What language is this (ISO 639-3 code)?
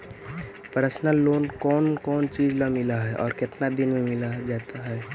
mag